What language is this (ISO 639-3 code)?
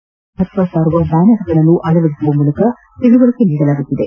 kan